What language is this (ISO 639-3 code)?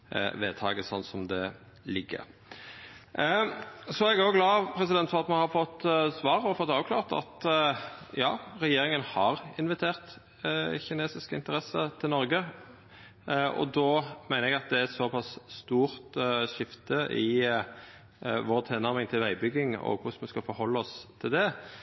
nno